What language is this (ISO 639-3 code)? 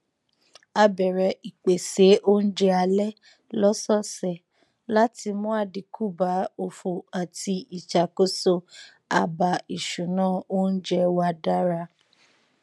yor